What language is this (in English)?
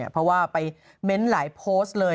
Thai